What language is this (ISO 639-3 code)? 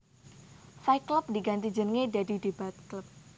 jav